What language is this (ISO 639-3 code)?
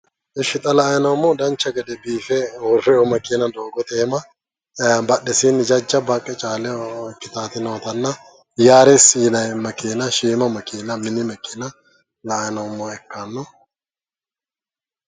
sid